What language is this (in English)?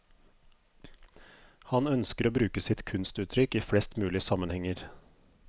Norwegian